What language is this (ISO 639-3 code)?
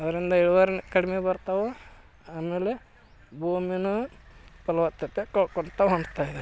kan